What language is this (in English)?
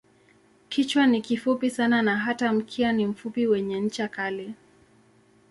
Swahili